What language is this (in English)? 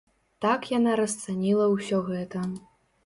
Belarusian